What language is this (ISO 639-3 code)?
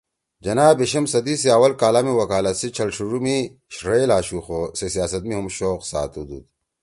trw